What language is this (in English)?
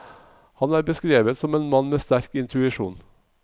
Norwegian